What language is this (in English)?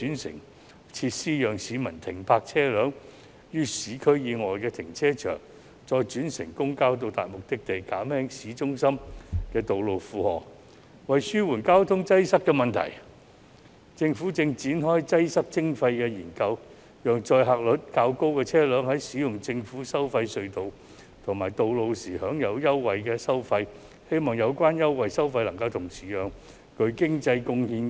Cantonese